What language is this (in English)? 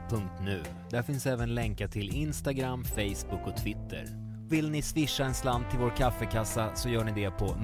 Swedish